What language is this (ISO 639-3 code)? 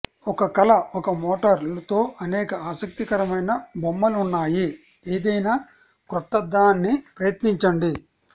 tel